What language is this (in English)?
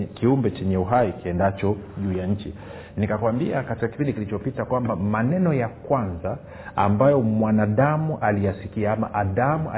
Swahili